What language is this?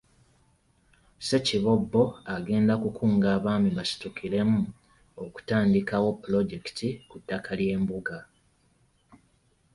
Ganda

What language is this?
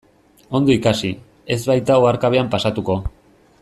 Basque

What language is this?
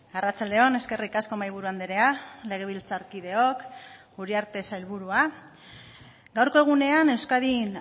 Basque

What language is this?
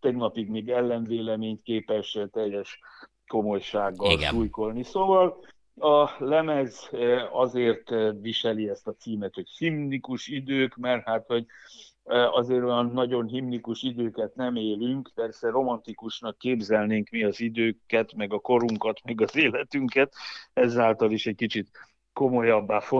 Hungarian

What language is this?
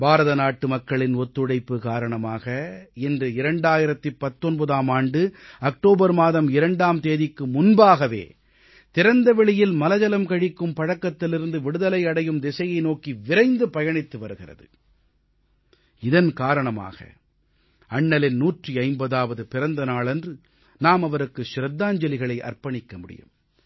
Tamil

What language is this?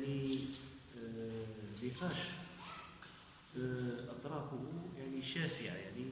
Arabic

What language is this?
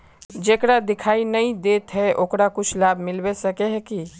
Magahi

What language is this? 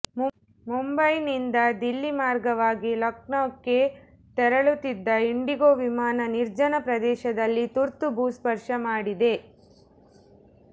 Kannada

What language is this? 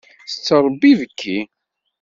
Kabyle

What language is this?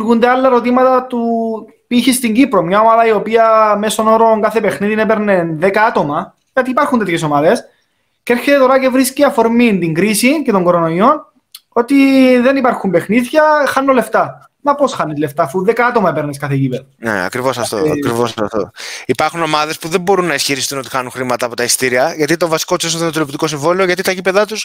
Greek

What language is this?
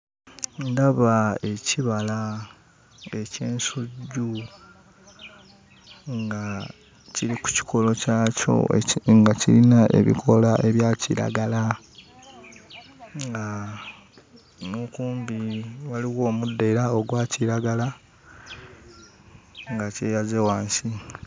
Ganda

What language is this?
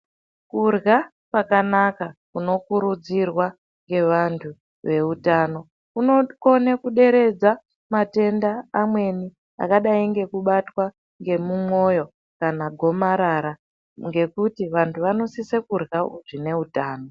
Ndau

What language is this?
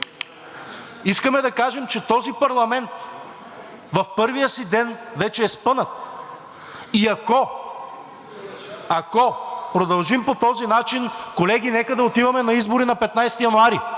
Bulgarian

